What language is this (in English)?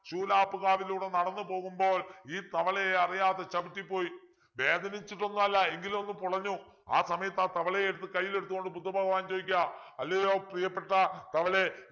Malayalam